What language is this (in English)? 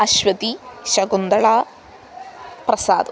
Sanskrit